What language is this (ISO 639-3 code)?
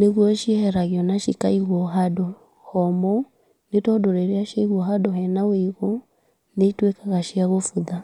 kik